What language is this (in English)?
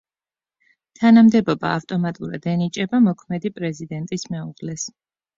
Georgian